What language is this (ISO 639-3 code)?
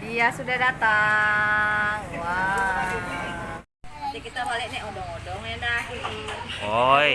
ind